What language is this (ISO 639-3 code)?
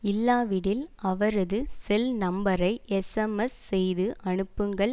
tam